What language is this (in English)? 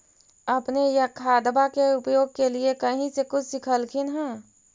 Magahi